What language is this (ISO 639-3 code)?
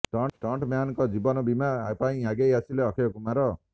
ori